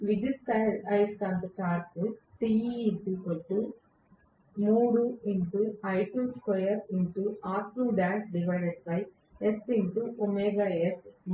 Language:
Telugu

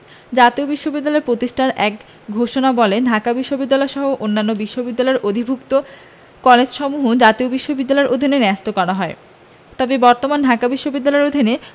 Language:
Bangla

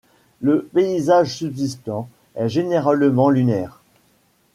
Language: French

